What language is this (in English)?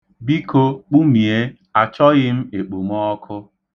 Igbo